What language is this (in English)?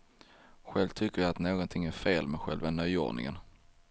Swedish